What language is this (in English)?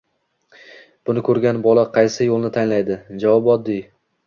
Uzbek